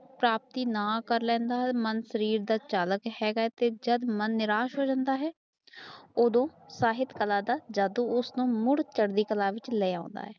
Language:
Punjabi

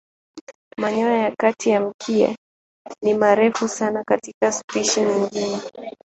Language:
Swahili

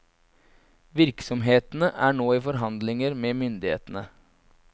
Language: Norwegian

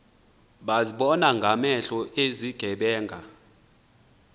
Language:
Xhosa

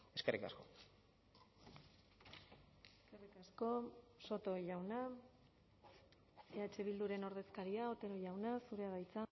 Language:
Basque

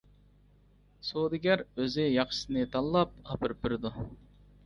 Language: Uyghur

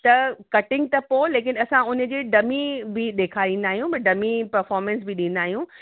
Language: Sindhi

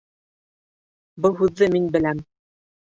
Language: Bashkir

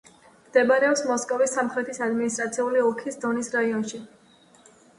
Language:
Georgian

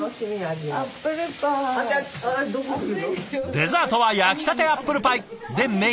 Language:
Japanese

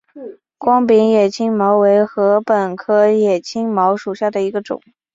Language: Chinese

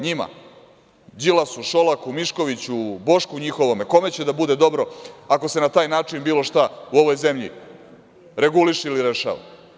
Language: Serbian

